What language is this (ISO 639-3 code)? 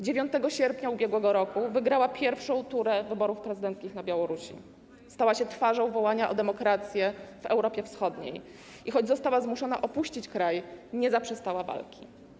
pol